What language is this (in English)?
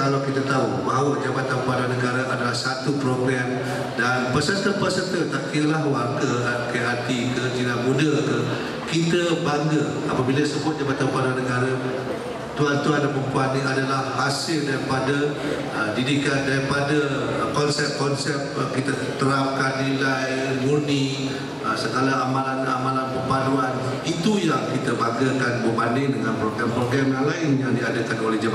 Malay